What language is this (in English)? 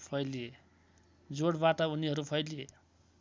Nepali